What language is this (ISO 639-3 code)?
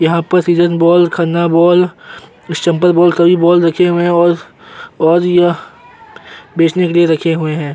hin